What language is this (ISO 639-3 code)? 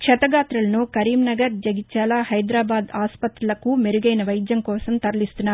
tel